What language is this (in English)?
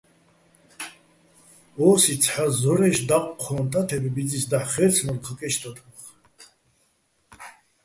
Bats